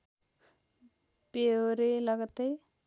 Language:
Nepali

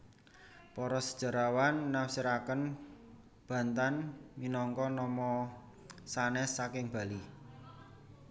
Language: Javanese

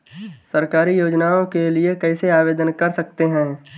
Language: Hindi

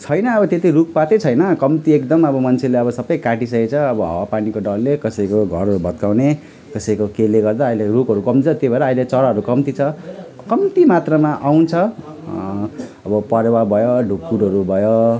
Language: Nepali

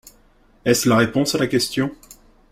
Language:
French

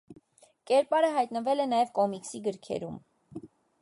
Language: Armenian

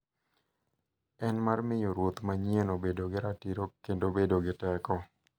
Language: Luo (Kenya and Tanzania)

